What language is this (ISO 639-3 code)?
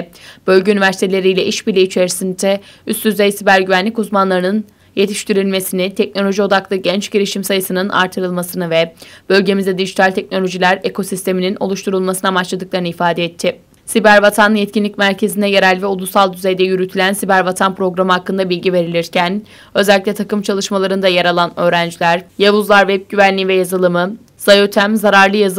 tur